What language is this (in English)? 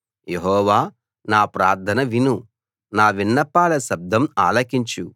Telugu